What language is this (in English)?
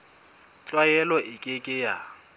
Southern Sotho